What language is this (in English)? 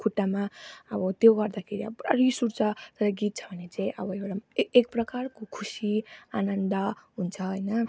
Nepali